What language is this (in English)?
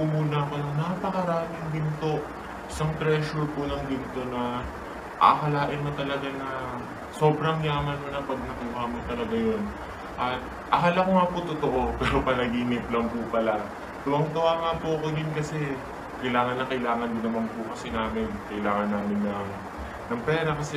Filipino